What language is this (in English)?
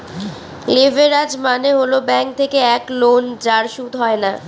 Bangla